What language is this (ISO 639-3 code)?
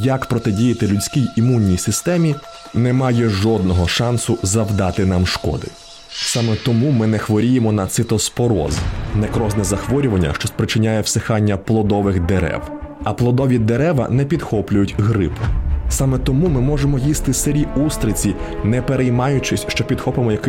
ukr